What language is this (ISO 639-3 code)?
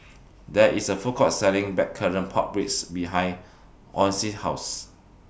eng